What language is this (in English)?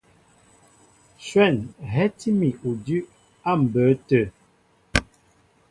Mbo (Cameroon)